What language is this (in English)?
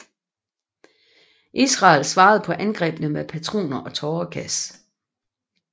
Danish